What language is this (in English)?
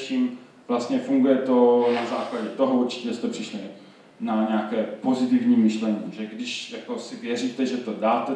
Czech